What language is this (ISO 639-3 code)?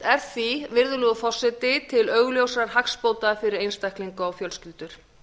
isl